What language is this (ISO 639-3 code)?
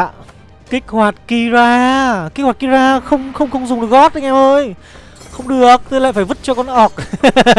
vie